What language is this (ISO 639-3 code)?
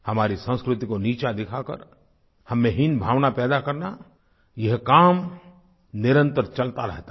hin